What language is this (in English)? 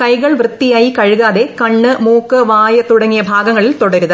Malayalam